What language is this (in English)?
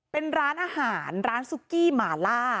Thai